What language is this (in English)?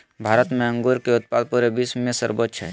Magahi